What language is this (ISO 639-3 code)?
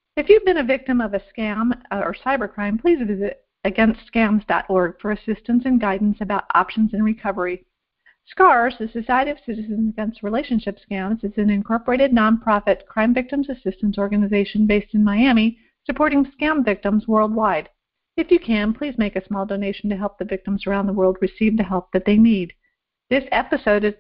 eng